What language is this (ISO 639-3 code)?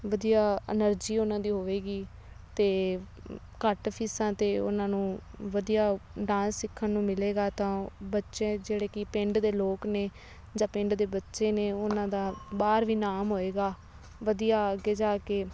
pan